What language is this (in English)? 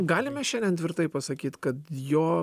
Lithuanian